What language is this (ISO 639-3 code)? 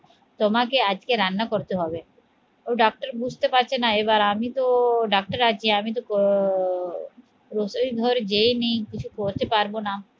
ben